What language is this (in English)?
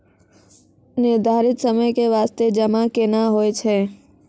Maithili